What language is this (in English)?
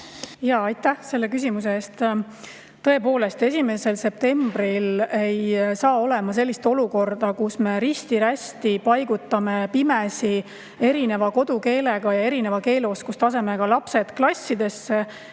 Estonian